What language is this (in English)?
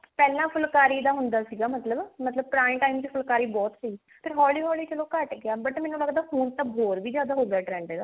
Punjabi